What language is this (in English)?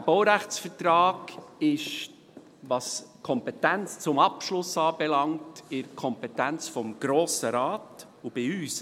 Swiss German